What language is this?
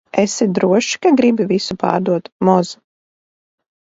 Latvian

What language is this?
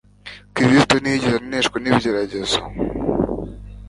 Kinyarwanda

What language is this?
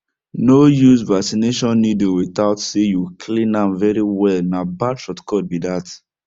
Nigerian Pidgin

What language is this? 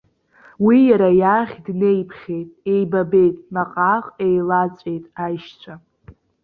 Abkhazian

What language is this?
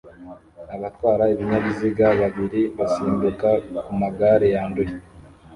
Kinyarwanda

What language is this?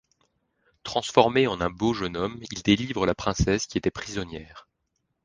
French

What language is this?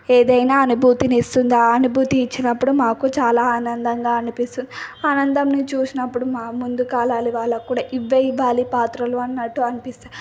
Telugu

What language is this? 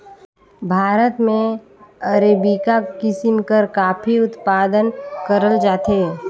Chhattisgarhi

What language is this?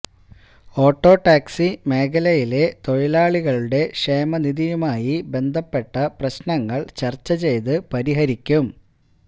Malayalam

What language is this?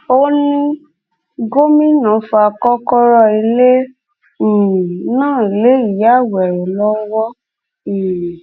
Yoruba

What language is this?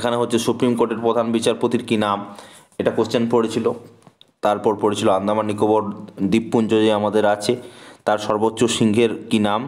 Hindi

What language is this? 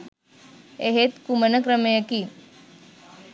Sinhala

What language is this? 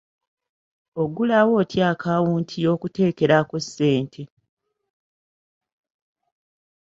Ganda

